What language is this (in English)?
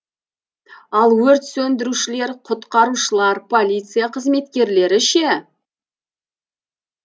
Kazakh